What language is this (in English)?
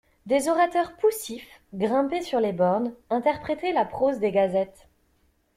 French